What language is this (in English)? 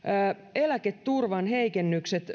Finnish